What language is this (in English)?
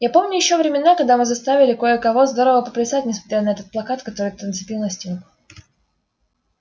Russian